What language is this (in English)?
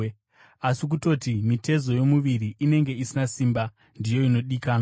Shona